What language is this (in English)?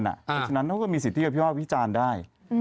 Thai